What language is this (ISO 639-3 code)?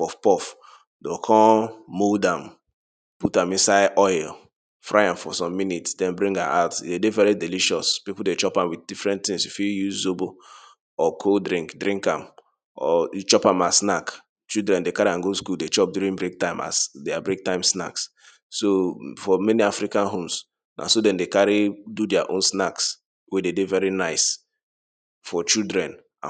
pcm